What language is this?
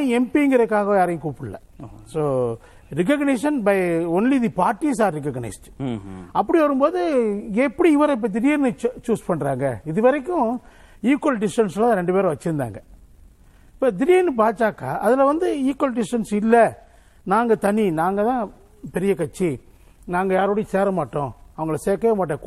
Tamil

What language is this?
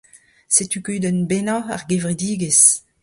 Breton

